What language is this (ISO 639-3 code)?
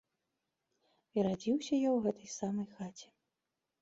bel